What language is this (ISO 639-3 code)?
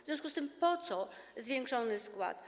pol